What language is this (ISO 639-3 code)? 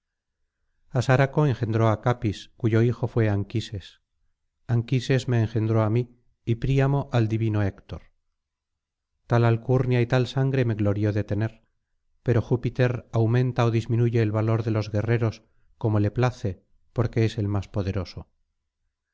spa